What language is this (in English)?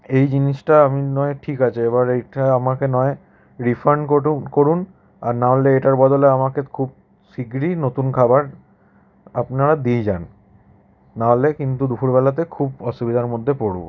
Bangla